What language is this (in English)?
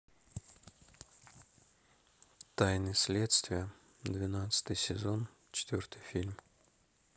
Russian